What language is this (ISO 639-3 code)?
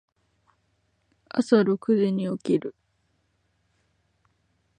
jpn